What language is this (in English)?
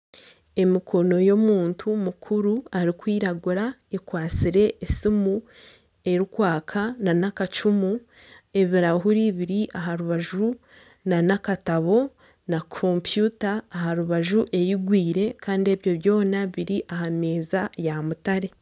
Nyankole